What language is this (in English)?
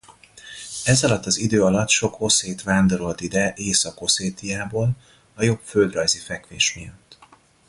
Hungarian